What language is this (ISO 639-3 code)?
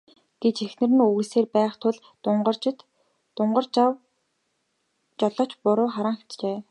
mon